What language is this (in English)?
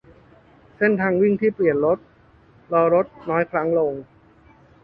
Thai